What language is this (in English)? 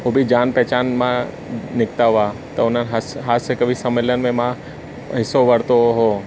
Sindhi